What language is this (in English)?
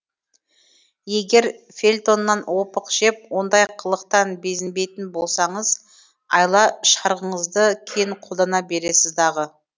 Kazakh